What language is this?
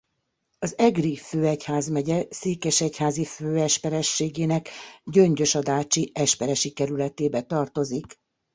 Hungarian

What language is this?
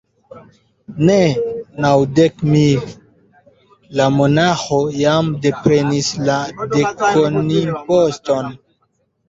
Esperanto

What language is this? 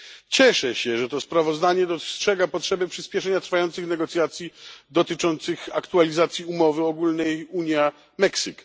Polish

